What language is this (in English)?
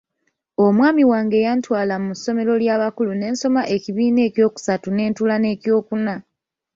Ganda